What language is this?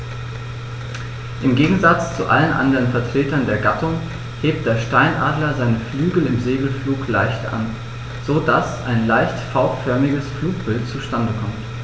German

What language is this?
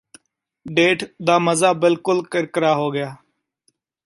Punjabi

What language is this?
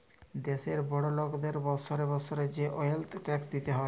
Bangla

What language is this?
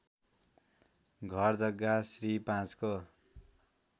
Nepali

